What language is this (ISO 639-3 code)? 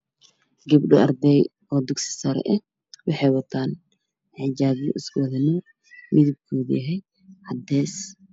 som